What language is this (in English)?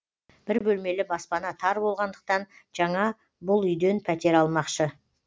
Kazakh